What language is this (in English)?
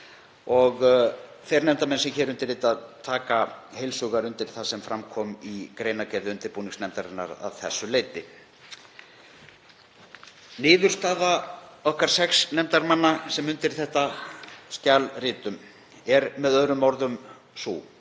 Icelandic